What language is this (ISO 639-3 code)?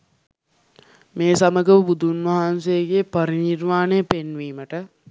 sin